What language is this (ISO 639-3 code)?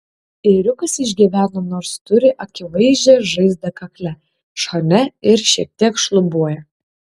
lit